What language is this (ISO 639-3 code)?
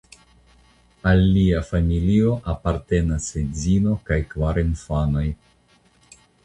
epo